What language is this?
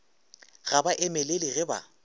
Northern Sotho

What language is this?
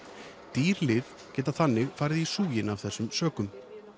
Icelandic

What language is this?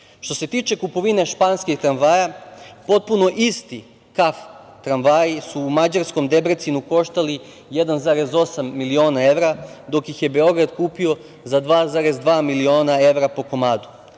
Serbian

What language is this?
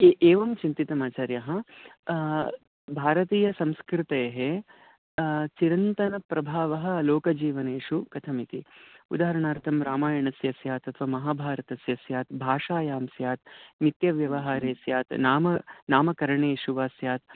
Sanskrit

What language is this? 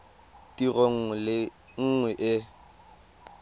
Tswana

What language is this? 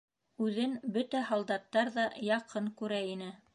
Bashkir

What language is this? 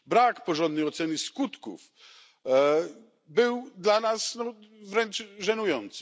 Polish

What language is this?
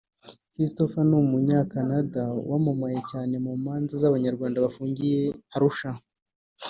Kinyarwanda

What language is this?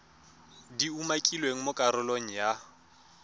Tswana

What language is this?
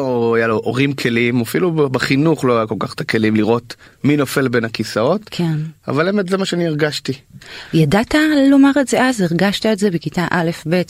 Hebrew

